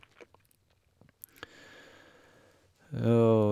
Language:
Norwegian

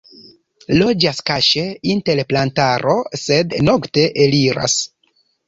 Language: Esperanto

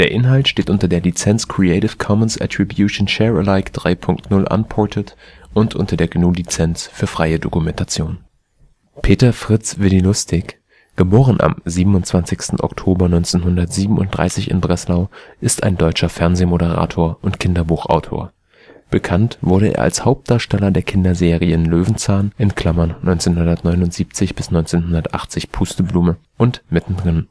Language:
German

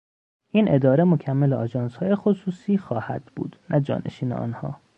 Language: Persian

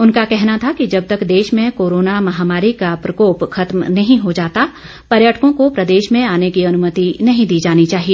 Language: Hindi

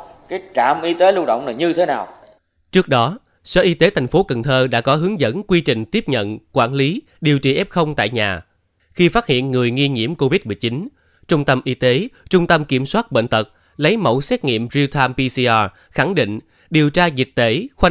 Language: Vietnamese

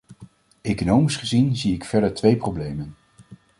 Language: Dutch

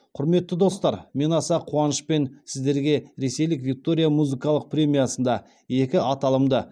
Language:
Kazakh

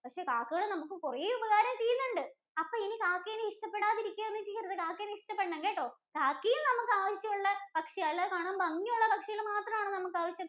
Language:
Malayalam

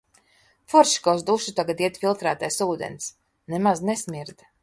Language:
Latvian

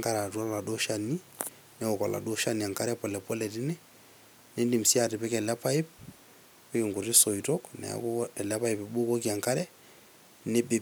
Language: Masai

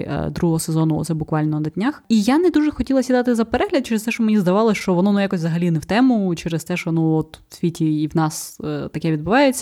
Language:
Ukrainian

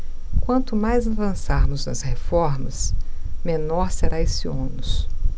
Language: Portuguese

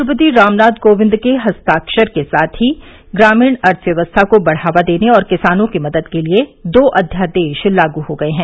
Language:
Hindi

